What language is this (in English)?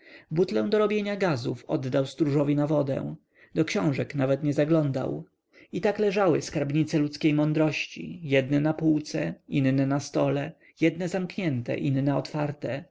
Polish